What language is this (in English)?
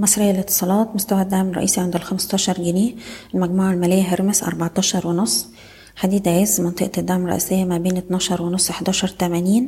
Arabic